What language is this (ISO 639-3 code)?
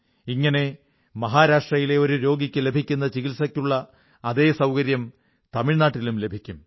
mal